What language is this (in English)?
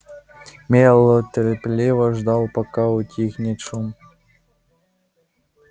Russian